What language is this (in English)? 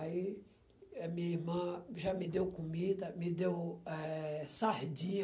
Portuguese